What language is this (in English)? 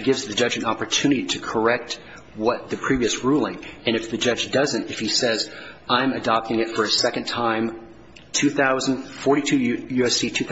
English